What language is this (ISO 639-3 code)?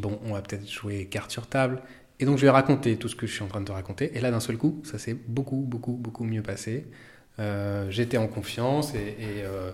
fra